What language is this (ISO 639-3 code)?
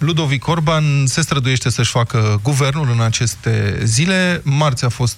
ron